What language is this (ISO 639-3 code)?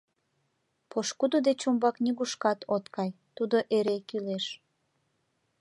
chm